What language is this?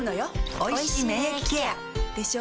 Japanese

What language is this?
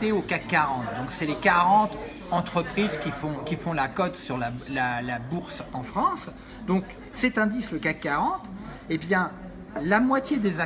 French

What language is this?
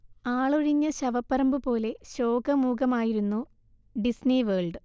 Malayalam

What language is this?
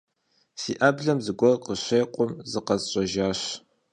Kabardian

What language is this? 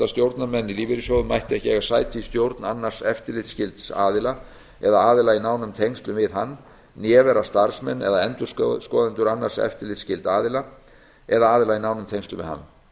Icelandic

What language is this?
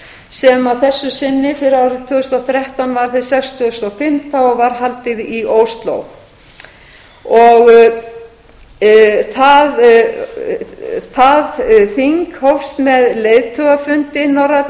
Icelandic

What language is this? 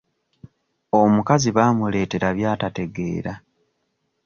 Ganda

